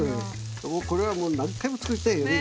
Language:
Japanese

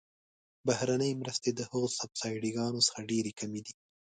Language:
Pashto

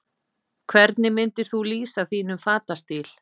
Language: Icelandic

